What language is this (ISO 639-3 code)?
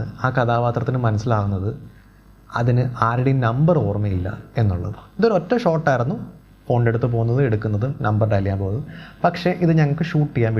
mal